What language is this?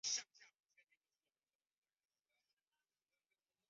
Chinese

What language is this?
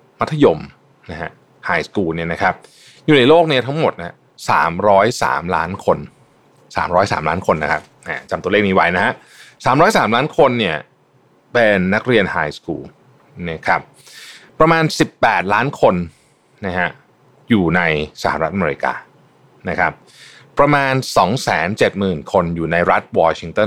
Thai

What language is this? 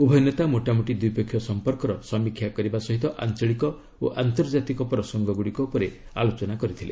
Odia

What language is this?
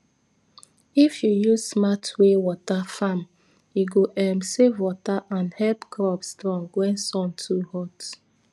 Nigerian Pidgin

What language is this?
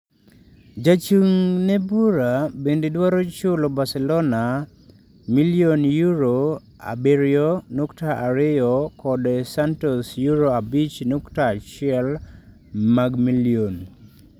Luo (Kenya and Tanzania)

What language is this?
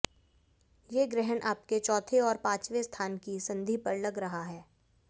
Hindi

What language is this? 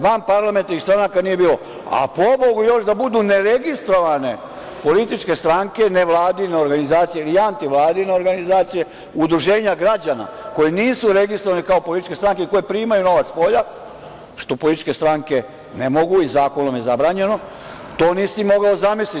Serbian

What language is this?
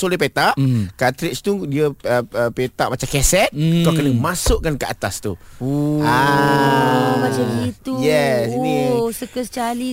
Malay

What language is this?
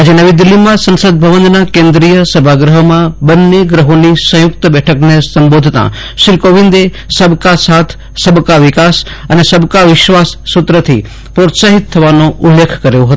Gujarati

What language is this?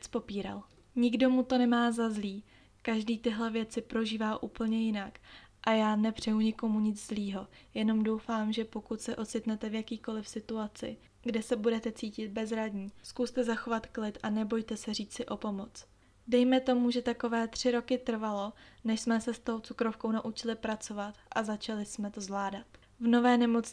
Czech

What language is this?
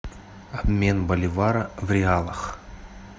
Russian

